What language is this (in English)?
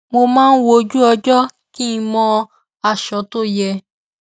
Yoruba